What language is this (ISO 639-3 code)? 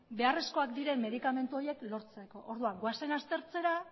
eus